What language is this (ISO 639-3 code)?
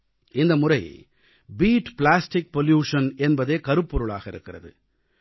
tam